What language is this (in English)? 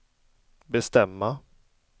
Swedish